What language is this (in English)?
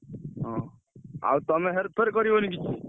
Odia